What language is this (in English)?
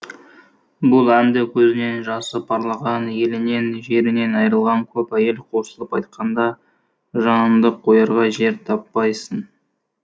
Kazakh